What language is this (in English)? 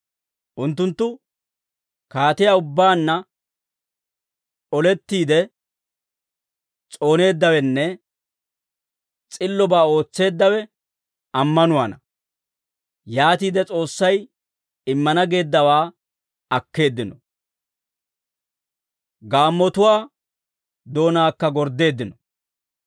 Dawro